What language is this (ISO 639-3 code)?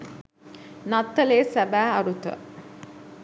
sin